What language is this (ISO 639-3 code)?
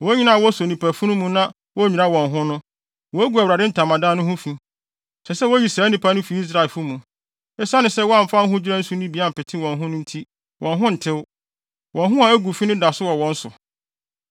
aka